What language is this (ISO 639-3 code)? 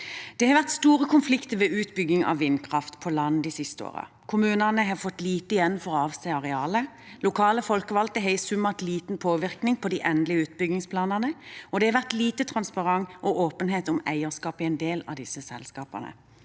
nor